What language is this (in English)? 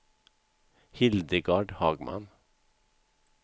Swedish